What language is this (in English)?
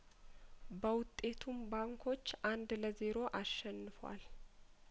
Amharic